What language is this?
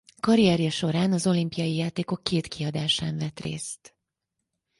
Hungarian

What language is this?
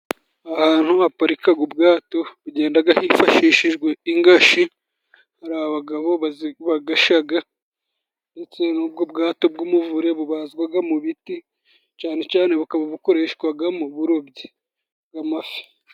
Kinyarwanda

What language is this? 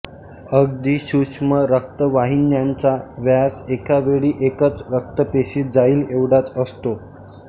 Marathi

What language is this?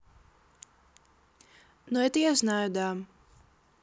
Russian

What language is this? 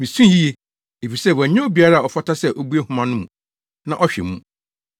Akan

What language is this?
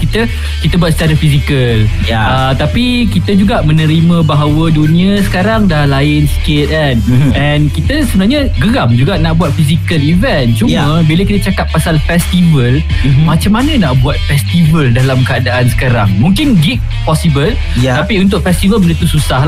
Malay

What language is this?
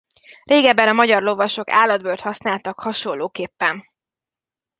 Hungarian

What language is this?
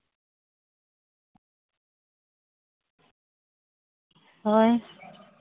Santali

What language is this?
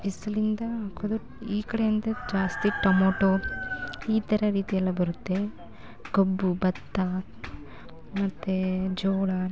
Kannada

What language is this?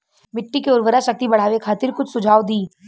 Bhojpuri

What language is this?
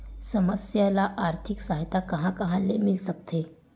Chhattisgarhi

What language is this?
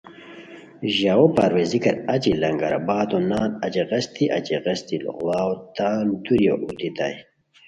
Khowar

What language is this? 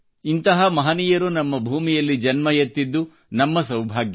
Kannada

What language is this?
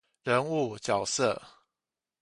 Chinese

